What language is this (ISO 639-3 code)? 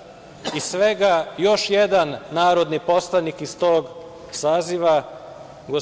srp